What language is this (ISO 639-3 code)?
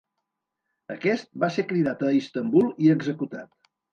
cat